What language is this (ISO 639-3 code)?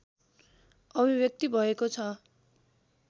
nep